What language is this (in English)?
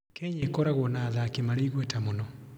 Kikuyu